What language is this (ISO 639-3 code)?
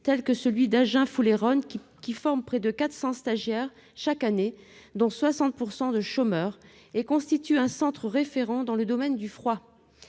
fra